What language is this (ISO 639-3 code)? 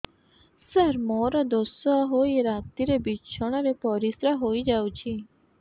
ori